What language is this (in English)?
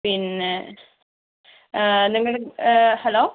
Malayalam